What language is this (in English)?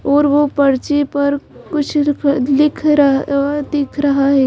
Hindi